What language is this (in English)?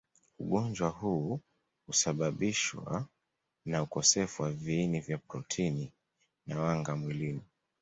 Swahili